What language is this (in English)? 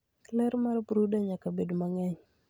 Luo (Kenya and Tanzania)